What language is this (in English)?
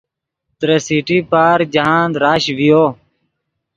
Yidgha